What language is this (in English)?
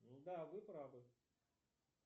Russian